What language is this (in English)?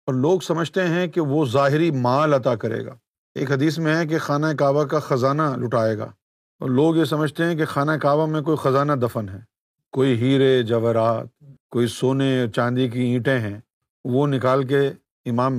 Urdu